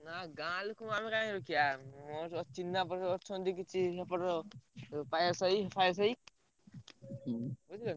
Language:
Odia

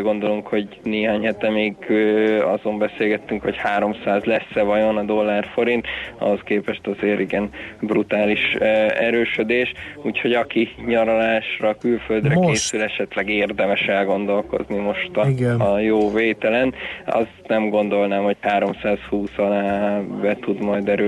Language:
Hungarian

